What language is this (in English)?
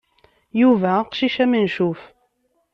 Kabyle